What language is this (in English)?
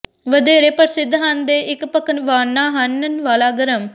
Punjabi